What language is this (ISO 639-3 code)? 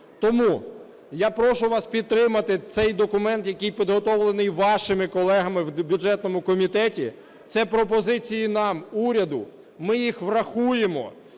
ukr